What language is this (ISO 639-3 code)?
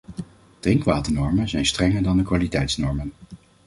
nld